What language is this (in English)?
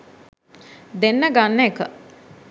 Sinhala